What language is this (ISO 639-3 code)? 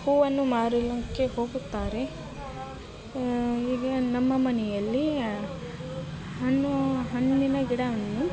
kan